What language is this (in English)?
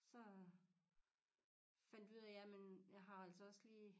Danish